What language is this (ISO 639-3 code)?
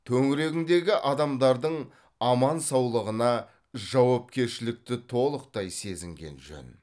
kaz